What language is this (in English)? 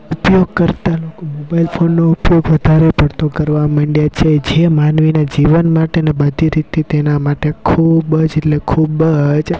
Gujarati